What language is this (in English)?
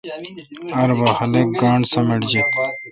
Kalkoti